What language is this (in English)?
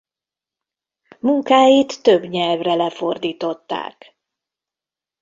Hungarian